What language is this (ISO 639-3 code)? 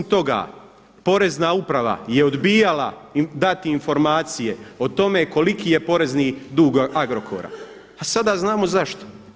hrv